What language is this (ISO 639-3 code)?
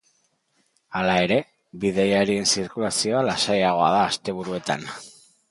eus